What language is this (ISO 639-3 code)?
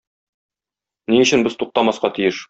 tat